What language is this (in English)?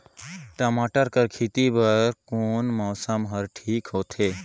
Chhattisgarhi